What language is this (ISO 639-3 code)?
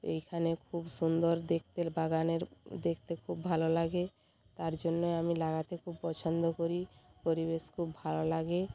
ben